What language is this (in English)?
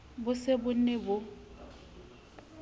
Southern Sotho